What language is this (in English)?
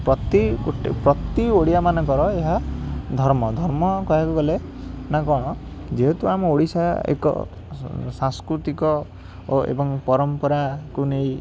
Odia